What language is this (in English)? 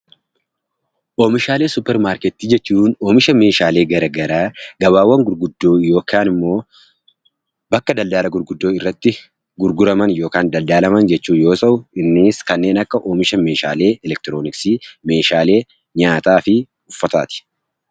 Oromo